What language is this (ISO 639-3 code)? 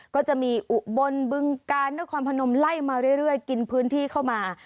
tha